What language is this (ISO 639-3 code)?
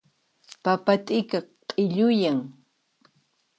qxp